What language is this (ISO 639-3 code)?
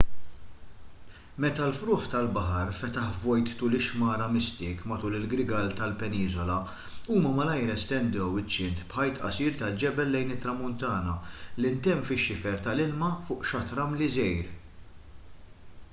mlt